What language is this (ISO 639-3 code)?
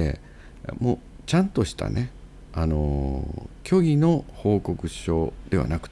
jpn